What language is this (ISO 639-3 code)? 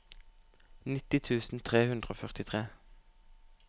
nor